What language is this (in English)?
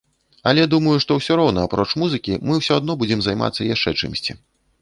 Belarusian